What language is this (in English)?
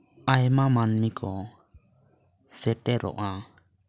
Santali